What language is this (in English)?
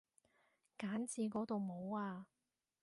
Cantonese